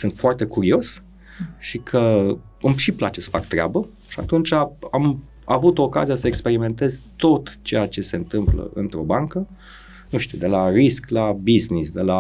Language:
Romanian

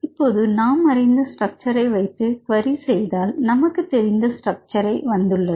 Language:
Tamil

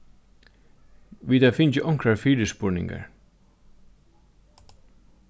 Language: Faroese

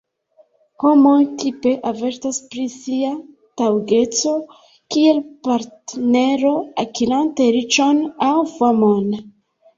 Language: Esperanto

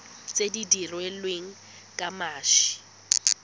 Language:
Tswana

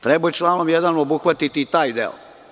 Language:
Serbian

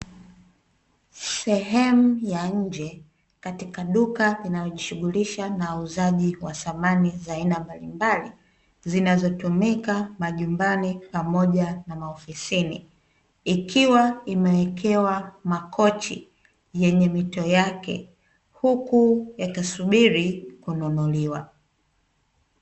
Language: Swahili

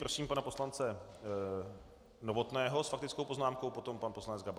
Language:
Czech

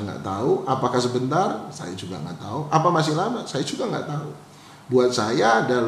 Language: Indonesian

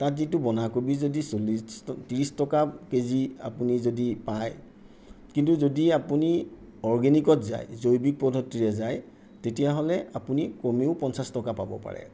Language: Assamese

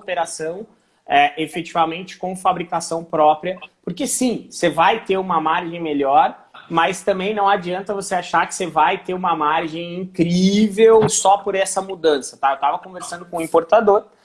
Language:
Portuguese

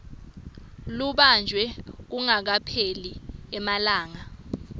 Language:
Swati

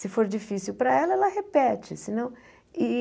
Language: Portuguese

